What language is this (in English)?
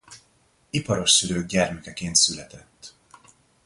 Hungarian